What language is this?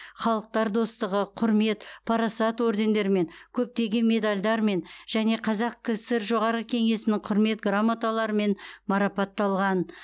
Kazakh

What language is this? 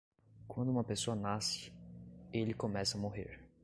Portuguese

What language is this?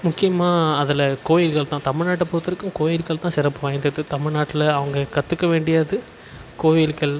Tamil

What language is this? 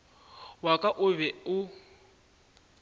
Northern Sotho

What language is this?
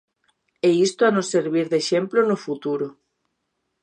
Galician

